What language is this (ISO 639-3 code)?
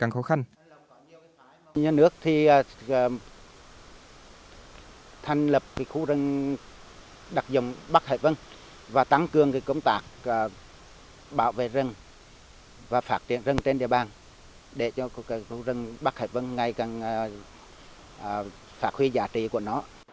vie